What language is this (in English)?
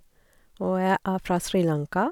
Norwegian